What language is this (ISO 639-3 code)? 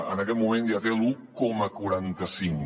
cat